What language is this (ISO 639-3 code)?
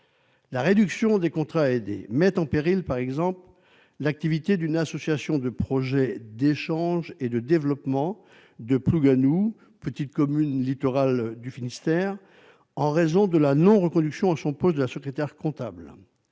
fra